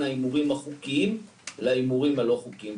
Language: Hebrew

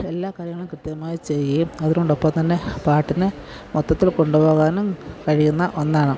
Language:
Malayalam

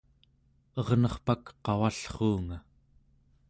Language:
Central Yupik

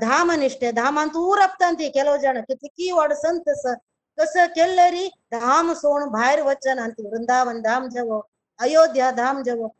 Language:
Kannada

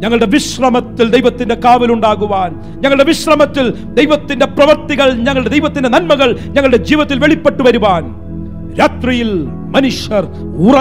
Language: Malayalam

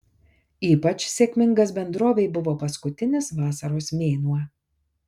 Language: Lithuanian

